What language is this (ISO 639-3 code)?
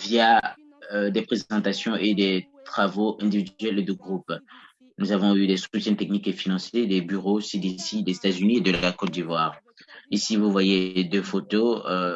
fra